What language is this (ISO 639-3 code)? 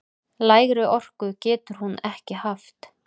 isl